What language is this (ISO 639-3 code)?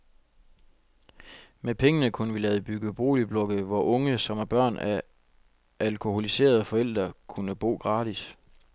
dan